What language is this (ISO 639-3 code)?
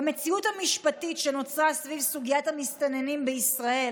heb